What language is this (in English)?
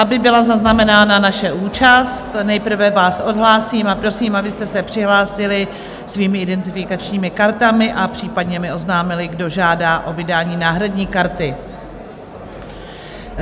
Czech